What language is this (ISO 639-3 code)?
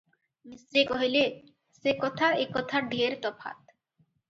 ori